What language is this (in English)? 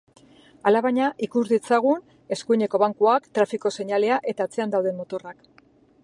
Basque